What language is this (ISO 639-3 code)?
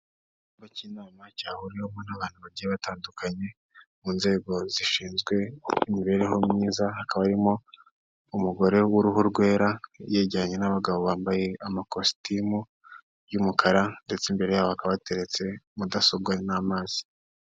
kin